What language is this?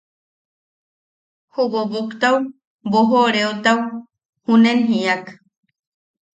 Yaqui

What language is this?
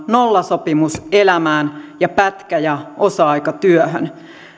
Finnish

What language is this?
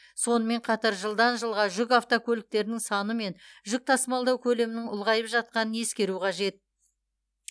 Kazakh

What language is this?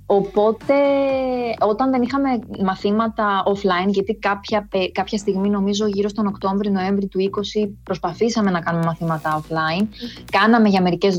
Greek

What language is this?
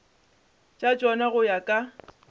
Northern Sotho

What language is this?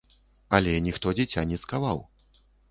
Belarusian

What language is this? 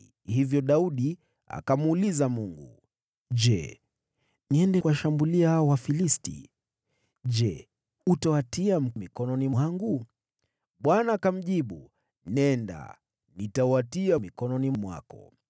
Swahili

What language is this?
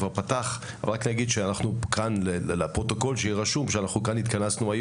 Hebrew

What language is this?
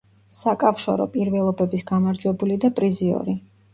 Georgian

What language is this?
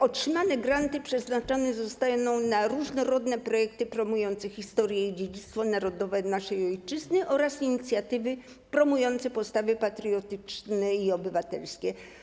Polish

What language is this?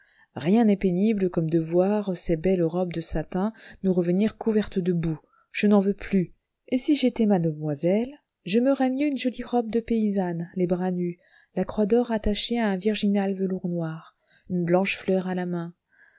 French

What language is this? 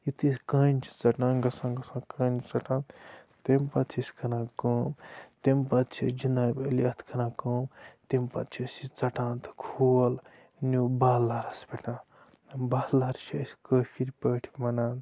Kashmiri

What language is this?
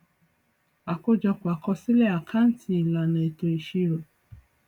Yoruba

